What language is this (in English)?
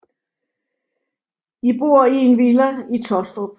Danish